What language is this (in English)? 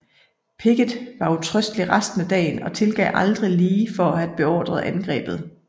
Danish